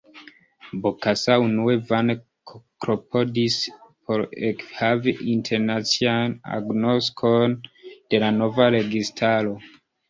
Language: Esperanto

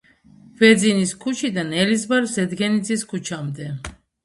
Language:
Georgian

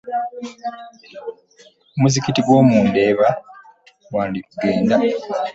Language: Ganda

